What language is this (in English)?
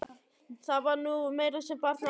Icelandic